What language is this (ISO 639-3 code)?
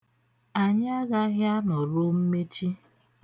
ibo